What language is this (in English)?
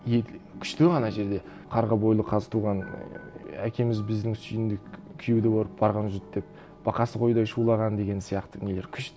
Kazakh